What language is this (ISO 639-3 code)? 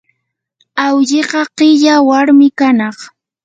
qur